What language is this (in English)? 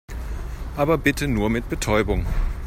German